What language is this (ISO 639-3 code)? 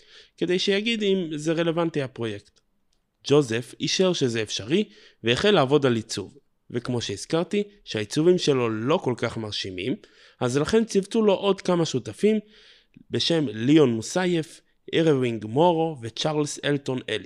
heb